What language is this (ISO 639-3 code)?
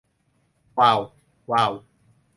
tha